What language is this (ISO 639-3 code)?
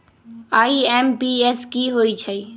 mag